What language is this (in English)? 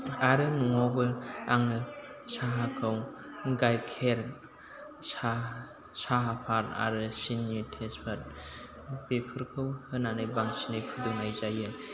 Bodo